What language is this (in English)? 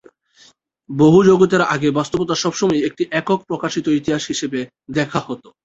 Bangla